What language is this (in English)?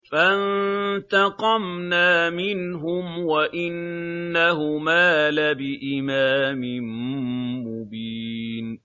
Arabic